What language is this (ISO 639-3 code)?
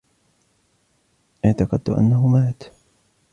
ara